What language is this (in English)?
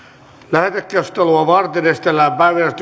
Finnish